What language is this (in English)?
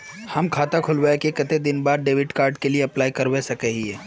Magahi